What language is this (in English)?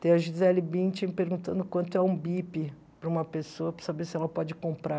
Portuguese